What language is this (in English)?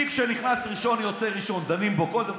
Hebrew